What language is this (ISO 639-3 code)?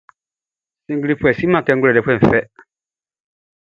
bci